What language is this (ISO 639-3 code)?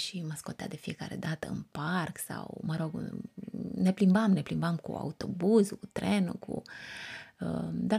ron